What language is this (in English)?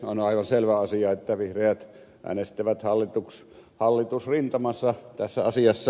Finnish